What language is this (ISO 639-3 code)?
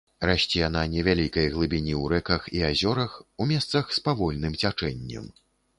bel